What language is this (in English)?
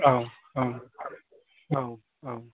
Bodo